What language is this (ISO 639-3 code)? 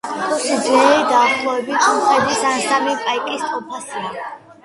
kat